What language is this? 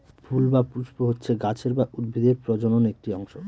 Bangla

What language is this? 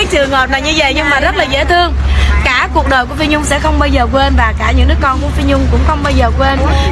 Vietnamese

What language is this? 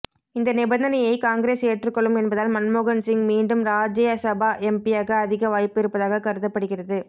Tamil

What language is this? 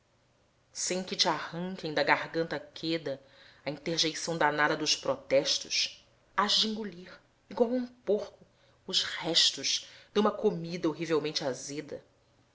Portuguese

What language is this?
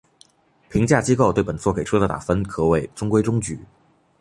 Chinese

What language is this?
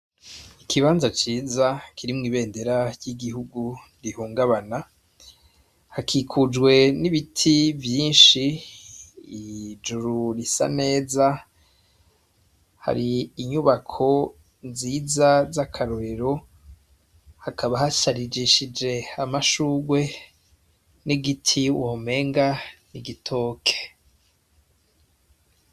Rundi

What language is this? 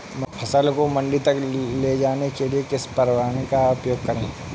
Hindi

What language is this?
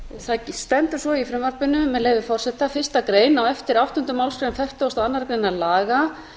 Icelandic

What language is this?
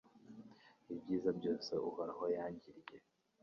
Kinyarwanda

